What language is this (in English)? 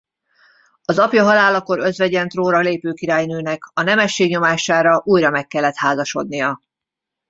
Hungarian